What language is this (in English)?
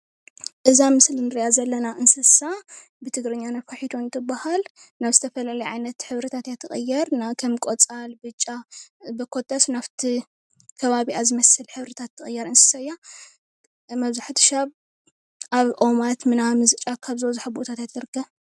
Tigrinya